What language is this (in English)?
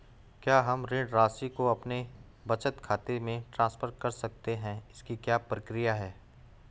Hindi